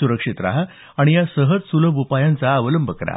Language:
Marathi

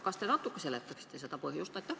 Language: Estonian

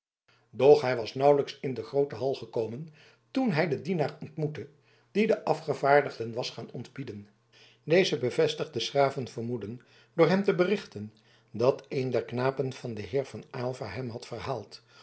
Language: Dutch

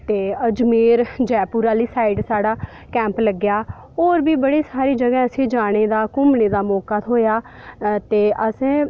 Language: Dogri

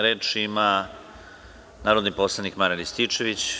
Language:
Serbian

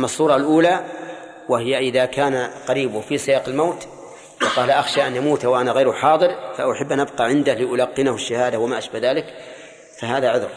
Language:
Arabic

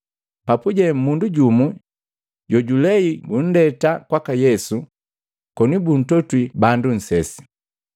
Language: Matengo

